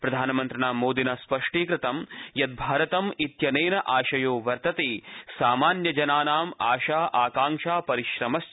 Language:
Sanskrit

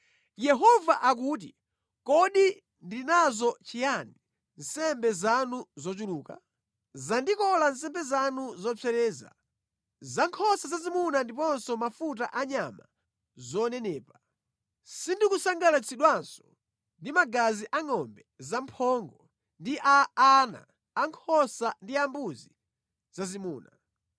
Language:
Nyanja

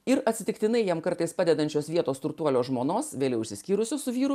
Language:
Lithuanian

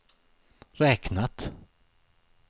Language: Swedish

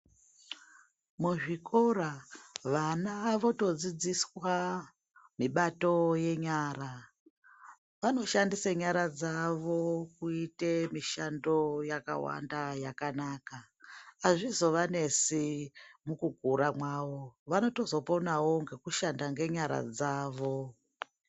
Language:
Ndau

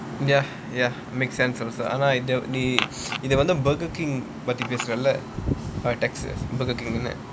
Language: English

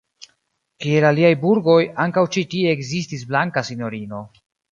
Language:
Esperanto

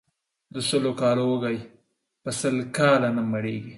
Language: Pashto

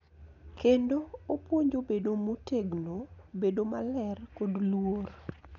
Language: Luo (Kenya and Tanzania)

